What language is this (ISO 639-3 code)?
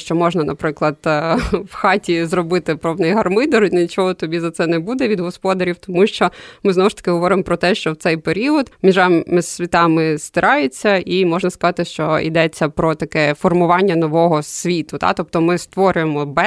ukr